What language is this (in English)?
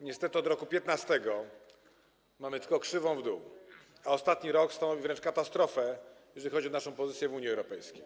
Polish